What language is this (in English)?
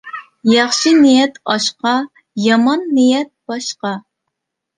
Uyghur